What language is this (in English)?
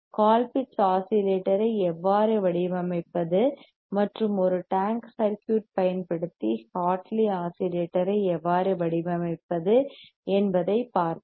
Tamil